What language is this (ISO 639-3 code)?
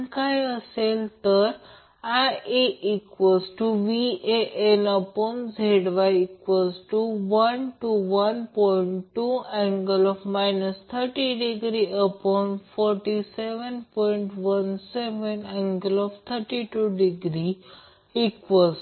mar